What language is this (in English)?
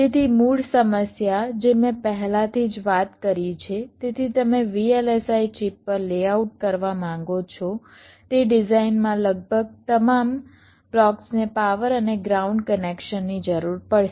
Gujarati